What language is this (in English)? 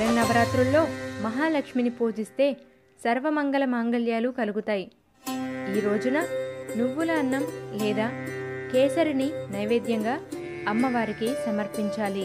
Telugu